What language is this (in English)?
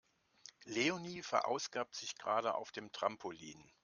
German